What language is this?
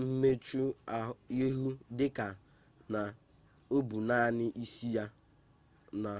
Igbo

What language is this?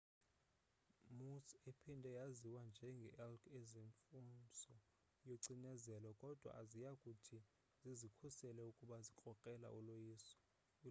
Xhosa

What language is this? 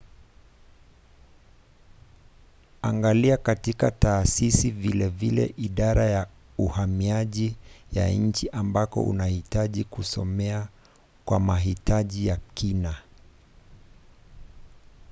Swahili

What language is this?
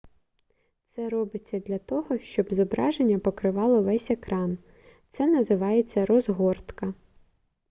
Ukrainian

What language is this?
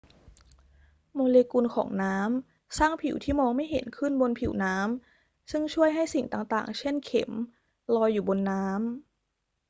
Thai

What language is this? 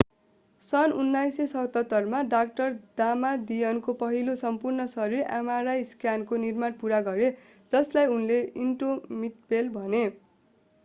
Nepali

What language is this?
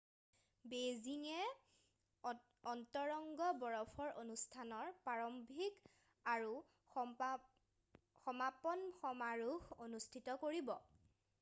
Assamese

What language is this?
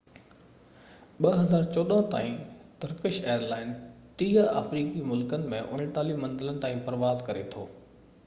Sindhi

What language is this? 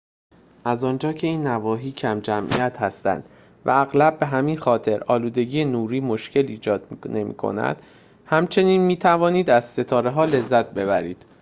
Persian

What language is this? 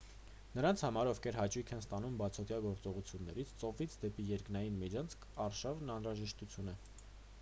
Armenian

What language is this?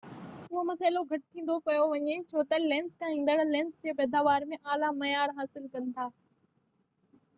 Sindhi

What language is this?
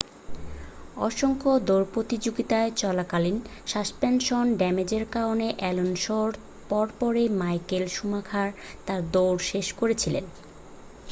Bangla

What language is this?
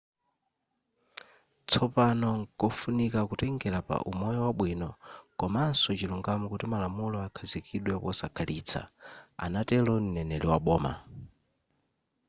Nyanja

